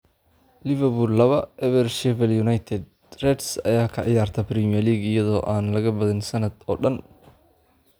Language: Somali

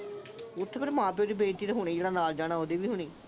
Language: Punjabi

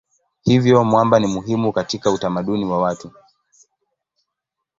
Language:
Swahili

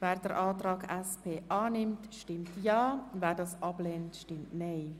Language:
Swiss German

